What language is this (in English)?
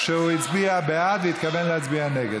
Hebrew